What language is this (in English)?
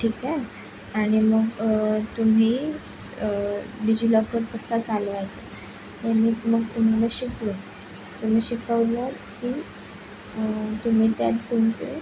Marathi